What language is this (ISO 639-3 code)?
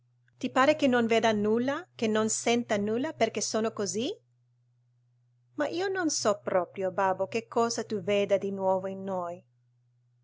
ita